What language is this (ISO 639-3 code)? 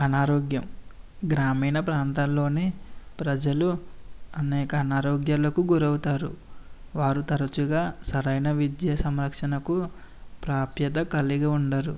tel